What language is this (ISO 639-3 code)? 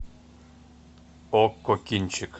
rus